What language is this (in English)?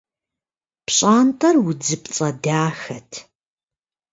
Kabardian